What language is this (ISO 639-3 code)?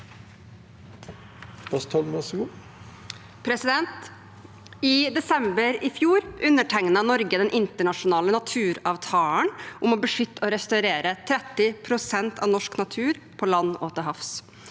nor